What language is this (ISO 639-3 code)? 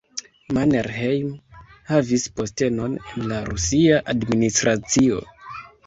epo